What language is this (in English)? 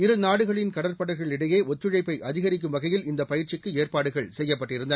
Tamil